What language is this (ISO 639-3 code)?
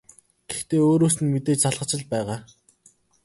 mon